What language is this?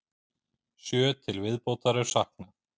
Icelandic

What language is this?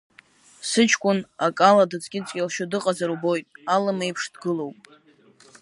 Abkhazian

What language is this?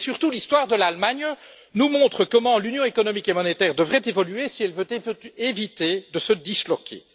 French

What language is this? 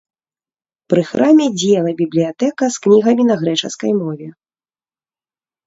Belarusian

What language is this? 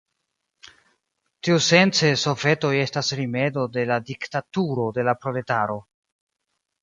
Esperanto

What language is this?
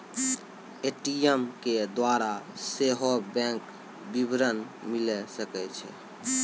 Maithili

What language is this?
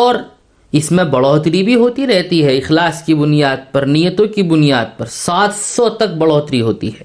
Urdu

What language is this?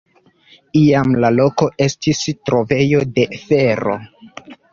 Esperanto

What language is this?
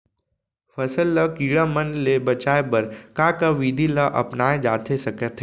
Chhattisgarhi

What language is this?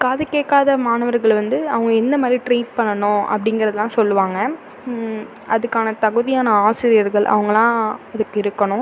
Tamil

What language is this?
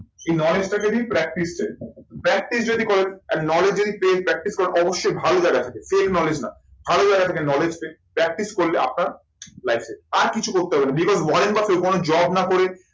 Bangla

